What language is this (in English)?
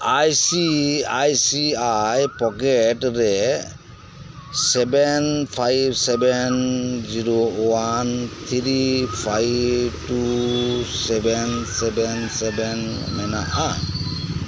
Santali